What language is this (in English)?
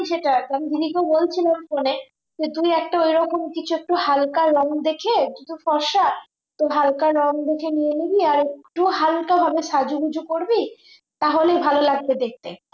Bangla